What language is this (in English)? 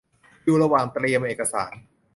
Thai